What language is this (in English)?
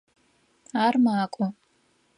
Adyghe